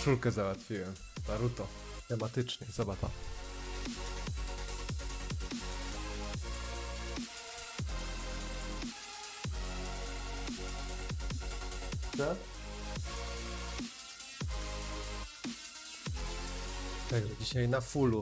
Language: Polish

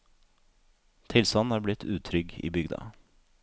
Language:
Norwegian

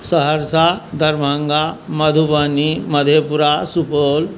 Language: Maithili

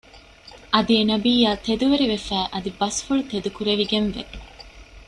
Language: Divehi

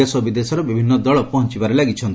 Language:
Odia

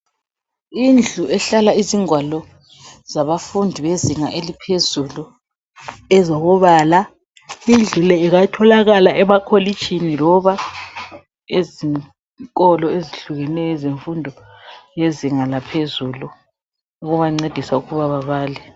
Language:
North Ndebele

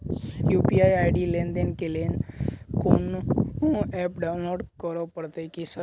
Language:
Maithili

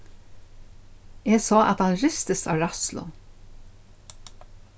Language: Faroese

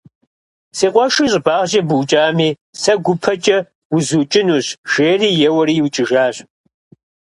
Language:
Kabardian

